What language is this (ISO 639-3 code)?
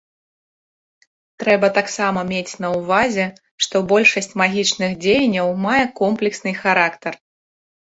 bel